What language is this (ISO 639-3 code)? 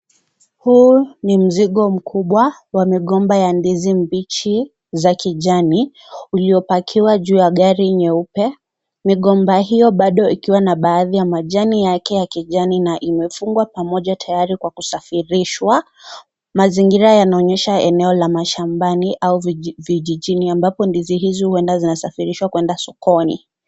swa